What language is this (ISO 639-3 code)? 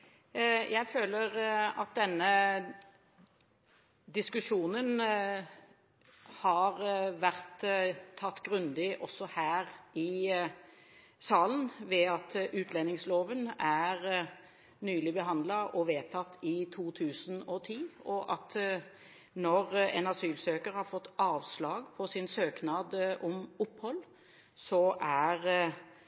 nob